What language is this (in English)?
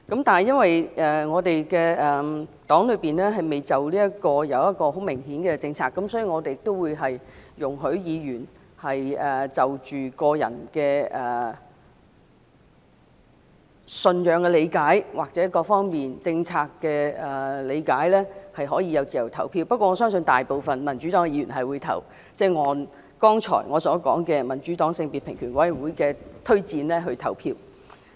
Cantonese